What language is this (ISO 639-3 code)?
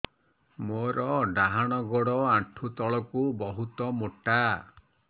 ori